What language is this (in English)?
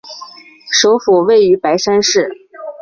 Chinese